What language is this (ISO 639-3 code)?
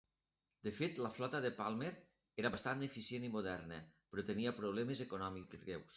cat